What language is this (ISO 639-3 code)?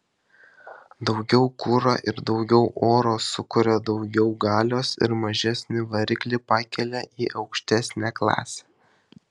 lit